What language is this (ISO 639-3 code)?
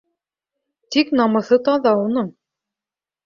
bak